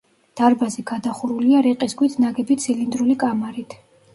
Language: Georgian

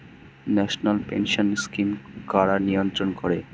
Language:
Bangla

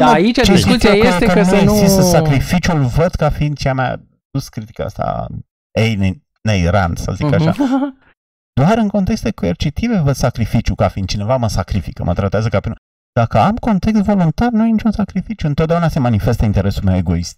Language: Romanian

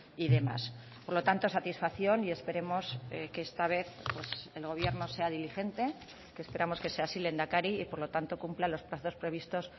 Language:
Spanish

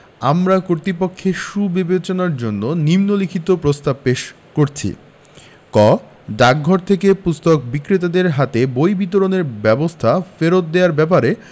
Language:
Bangla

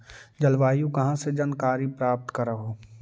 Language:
Magahi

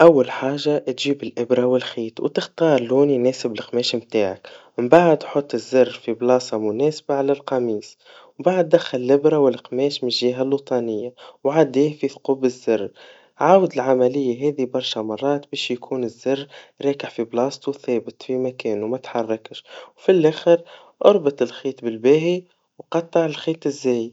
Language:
Tunisian Arabic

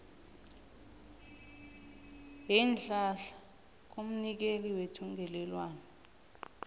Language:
South Ndebele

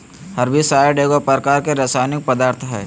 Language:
Magahi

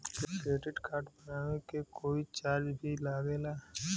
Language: Bhojpuri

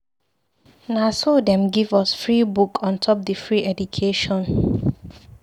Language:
Nigerian Pidgin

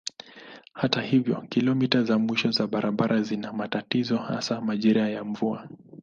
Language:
Swahili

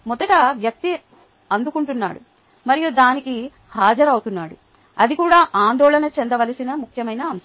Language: Telugu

